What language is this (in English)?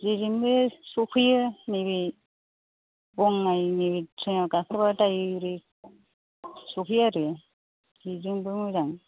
Bodo